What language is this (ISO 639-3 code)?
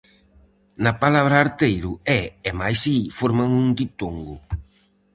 glg